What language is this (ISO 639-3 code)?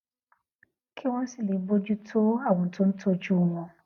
yor